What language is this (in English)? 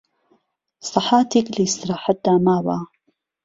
Central Kurdish